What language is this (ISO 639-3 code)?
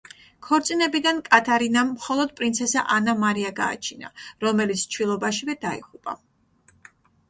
kat